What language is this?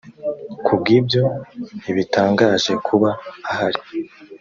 Kinyarwanda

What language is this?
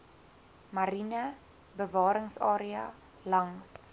Afrikaans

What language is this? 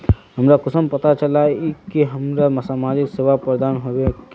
Magahi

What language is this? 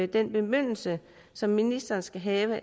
Danish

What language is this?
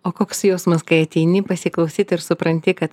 Lithuanian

